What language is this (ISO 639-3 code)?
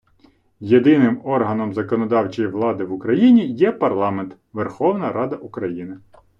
ukr